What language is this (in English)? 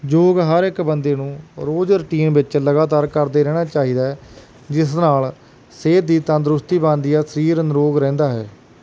Punjabi